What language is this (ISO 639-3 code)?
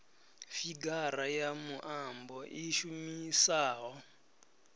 ven